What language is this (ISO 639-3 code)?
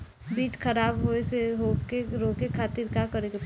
bho